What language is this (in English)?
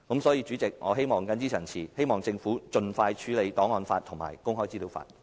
Cantonese